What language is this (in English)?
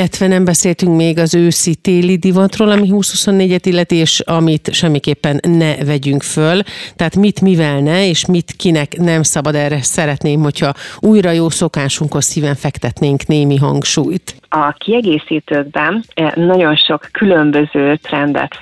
Hungarian